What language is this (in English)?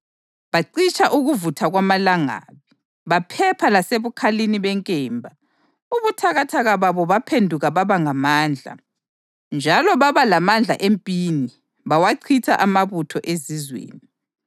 North Ndebele